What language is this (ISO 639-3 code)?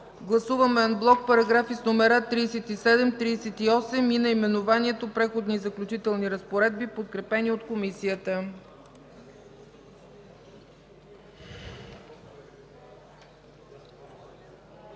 bul